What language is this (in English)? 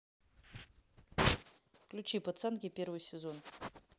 Russian